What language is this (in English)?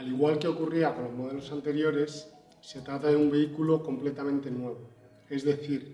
Spanish